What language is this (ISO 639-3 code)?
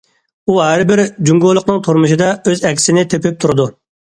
uig